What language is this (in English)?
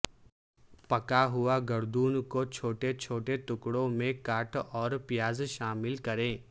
Urdu